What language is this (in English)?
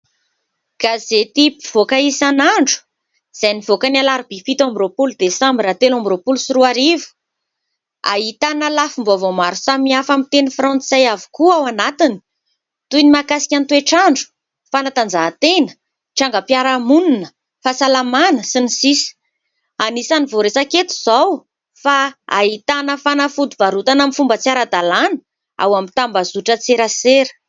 Malagasy